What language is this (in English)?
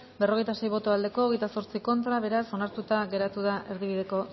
Basque